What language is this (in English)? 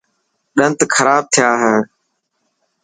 Dhatki